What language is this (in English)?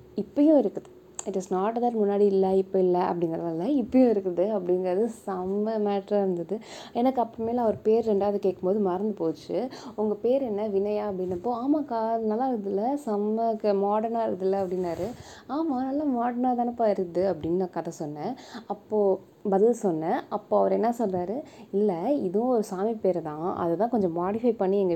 Tamil